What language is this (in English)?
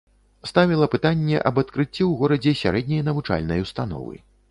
Belarusian